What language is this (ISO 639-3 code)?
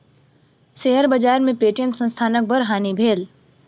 mai